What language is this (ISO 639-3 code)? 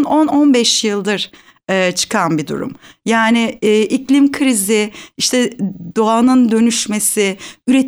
tur